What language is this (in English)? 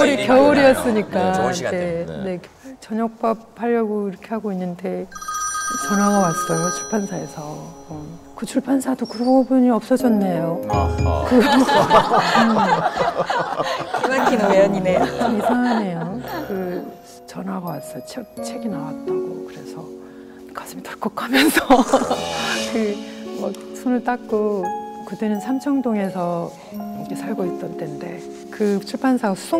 Korean